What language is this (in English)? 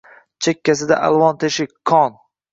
Uzbek